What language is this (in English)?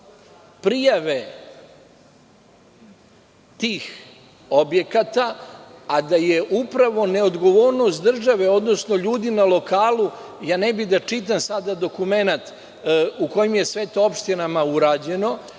Serbian